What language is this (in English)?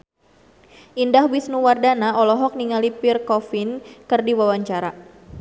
Sundanese